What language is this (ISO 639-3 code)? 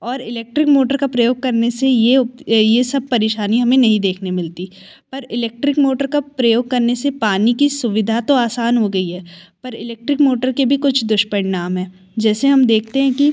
hin